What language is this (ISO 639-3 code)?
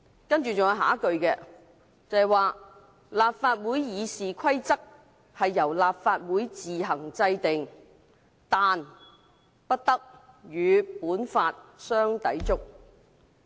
yue